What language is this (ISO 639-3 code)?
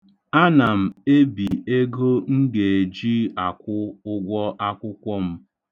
ibo